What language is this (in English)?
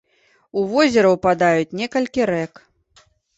Belarusian